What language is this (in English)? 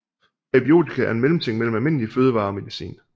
Danish